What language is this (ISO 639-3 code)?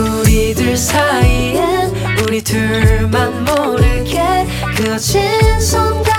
kor